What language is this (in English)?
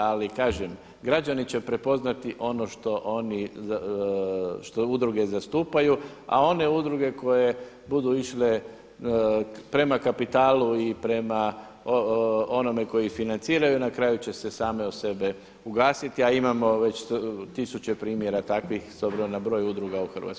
Croatian